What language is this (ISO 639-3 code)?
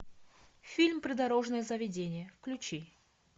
rus